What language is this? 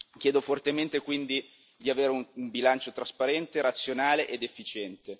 Italian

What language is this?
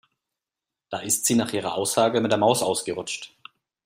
German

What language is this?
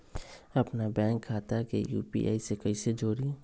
Magahi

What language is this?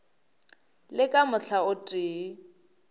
Northern Sotho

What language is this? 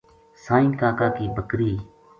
Gujari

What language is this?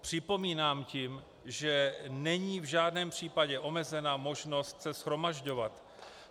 Czech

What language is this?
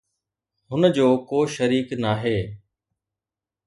Sindhi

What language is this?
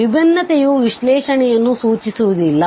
Kannada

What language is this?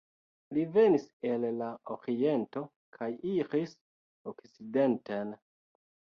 Esperanto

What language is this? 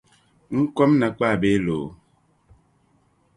Dagbani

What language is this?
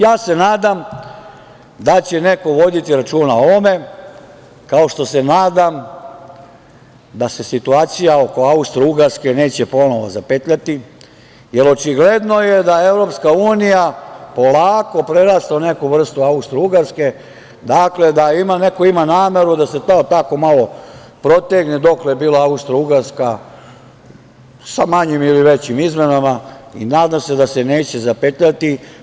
Serbian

